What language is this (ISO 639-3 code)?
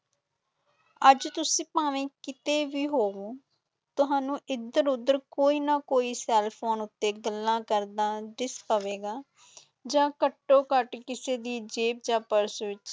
pan